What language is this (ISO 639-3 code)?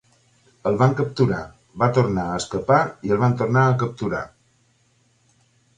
cat